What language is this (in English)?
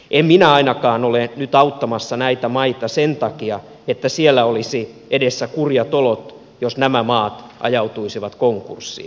Finnish